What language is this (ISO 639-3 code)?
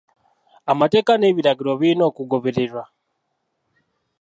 lug